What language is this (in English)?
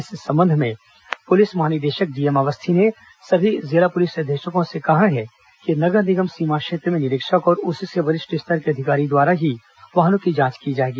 Hindi